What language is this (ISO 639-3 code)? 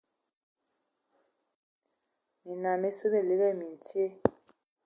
ewo